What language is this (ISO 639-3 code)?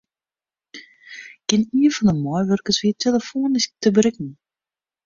fry